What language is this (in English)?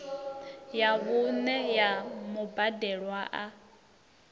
Venda